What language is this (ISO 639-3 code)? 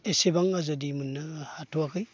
brx